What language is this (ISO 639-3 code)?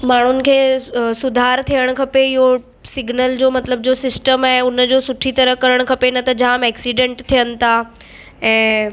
snd